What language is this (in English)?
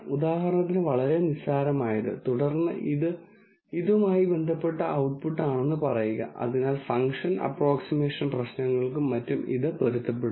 Malayalam